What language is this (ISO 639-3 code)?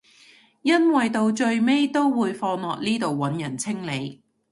yue